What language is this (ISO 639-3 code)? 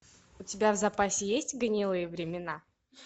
rus